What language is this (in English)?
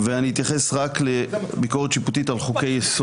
Hebrew